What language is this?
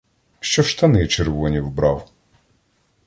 Ukrainian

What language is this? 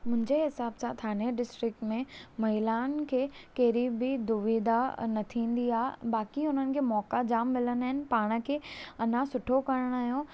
Sindhi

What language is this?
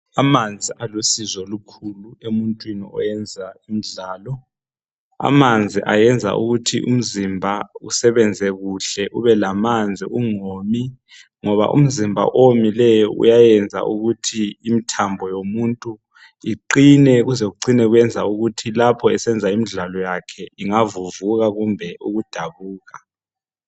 North Ndebele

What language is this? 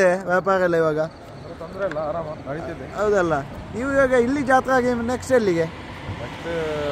Arabic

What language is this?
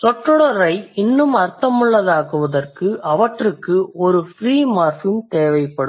Tamil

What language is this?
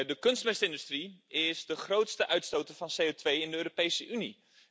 Dutch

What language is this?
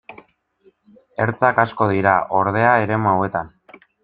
Basque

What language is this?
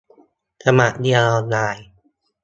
Thai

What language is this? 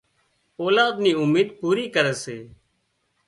Wadiyara Koli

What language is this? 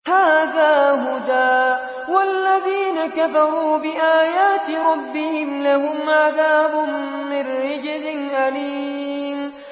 Arabic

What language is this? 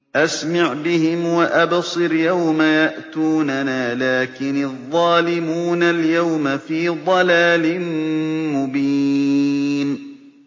Arabic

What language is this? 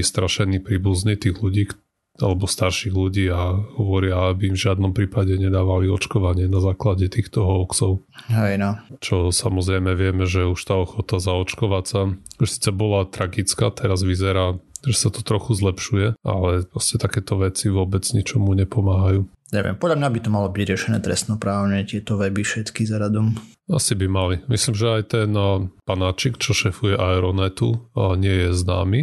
Slovak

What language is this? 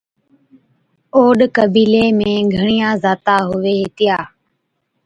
Od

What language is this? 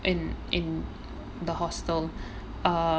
English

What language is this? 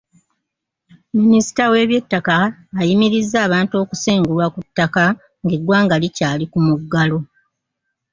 Ganda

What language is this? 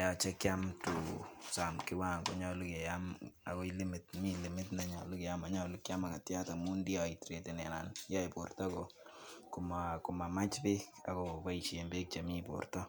Kalenjin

